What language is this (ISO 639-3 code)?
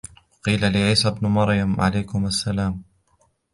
ara